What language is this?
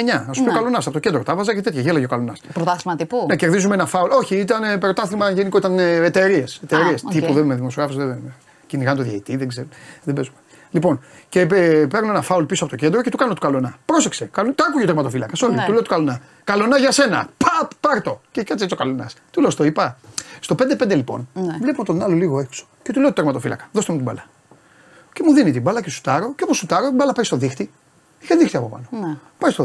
Greek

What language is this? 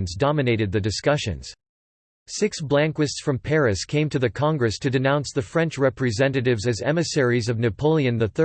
English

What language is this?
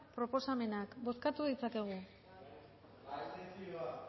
Basque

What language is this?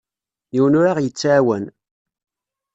Kabyle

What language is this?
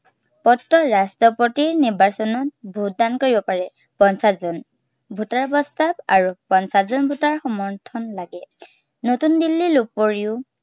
Assamese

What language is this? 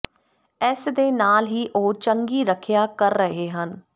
Punjabi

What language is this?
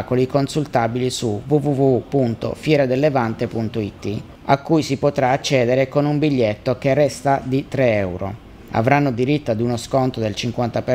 Italian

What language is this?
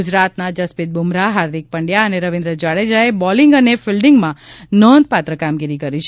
Gujarati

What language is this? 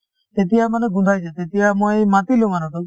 Assamese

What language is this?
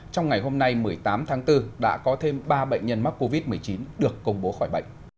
Vietnamese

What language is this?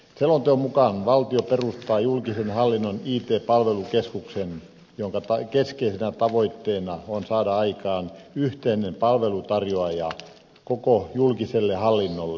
Finnish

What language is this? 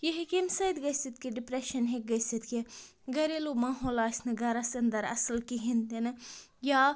Kashmiri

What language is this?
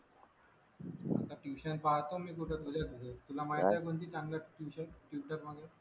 Marathi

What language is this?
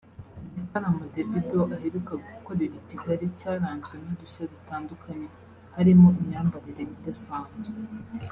Kinyarwanda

